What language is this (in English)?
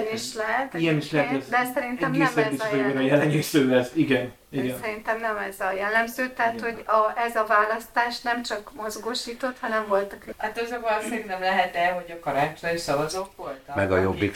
Hungarian